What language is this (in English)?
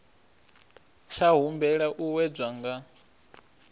Venda